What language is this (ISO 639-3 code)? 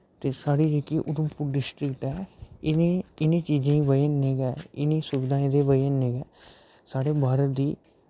doi